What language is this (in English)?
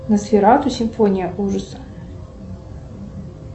Russian